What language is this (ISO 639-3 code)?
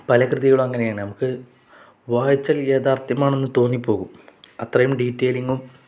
mal